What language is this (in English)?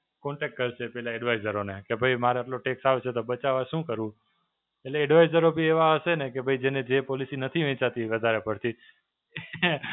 Gujarati